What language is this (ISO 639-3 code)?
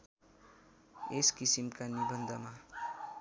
nep